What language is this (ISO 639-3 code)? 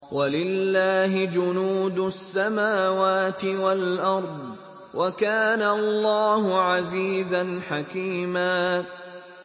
ara